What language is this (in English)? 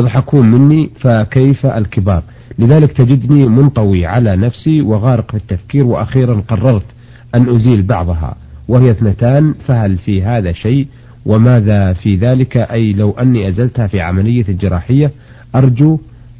Arabic